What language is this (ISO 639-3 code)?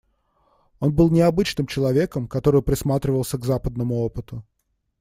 rus